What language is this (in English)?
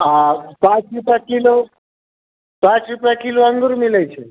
Maithili